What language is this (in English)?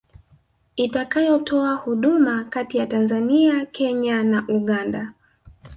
Swahili